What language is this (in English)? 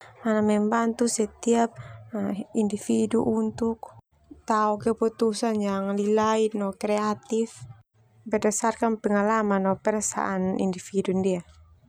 Termanu